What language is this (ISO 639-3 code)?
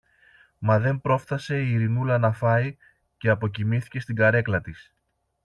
ell